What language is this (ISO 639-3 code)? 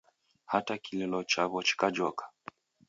dav